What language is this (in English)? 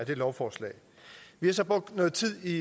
Danish